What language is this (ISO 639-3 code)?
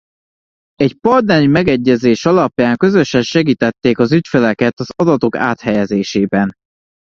hun